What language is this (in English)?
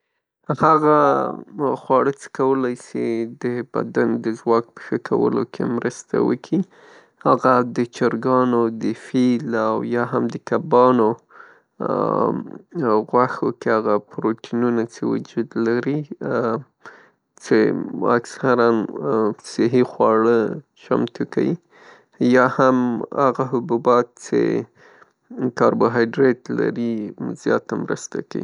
Pashto